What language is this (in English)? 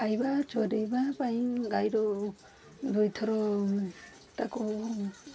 Odia